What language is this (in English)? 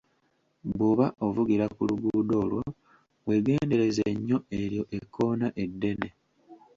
Ganda